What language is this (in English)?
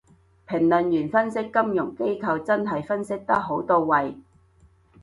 Cantonese